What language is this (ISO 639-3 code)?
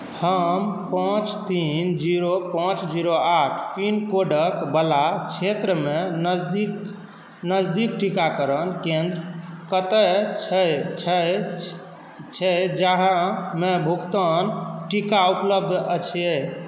mai